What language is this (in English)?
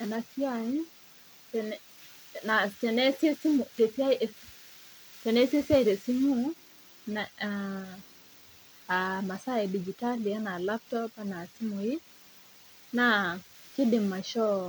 Masai